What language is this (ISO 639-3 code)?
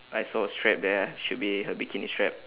eng